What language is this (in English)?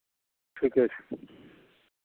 Maithili